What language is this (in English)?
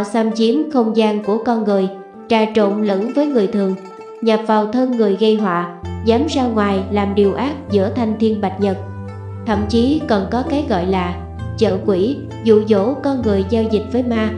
Vietnamese